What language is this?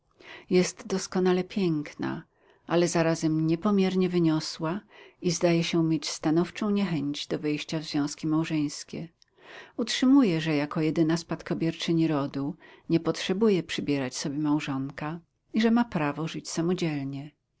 Polish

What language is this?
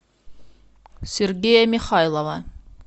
Russian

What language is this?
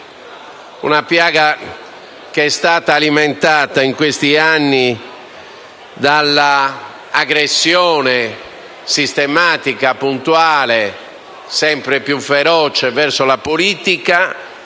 Italian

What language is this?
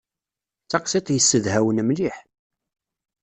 Kabyle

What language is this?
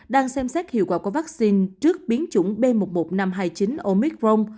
Vietnamese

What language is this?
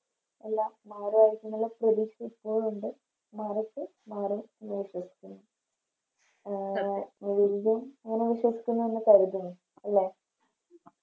Malayalam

